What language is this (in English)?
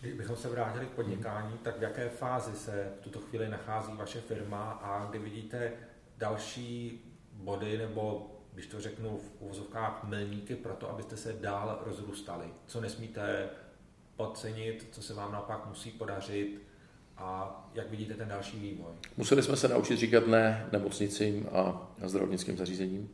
Czech